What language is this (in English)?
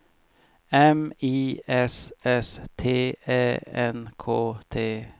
Swedish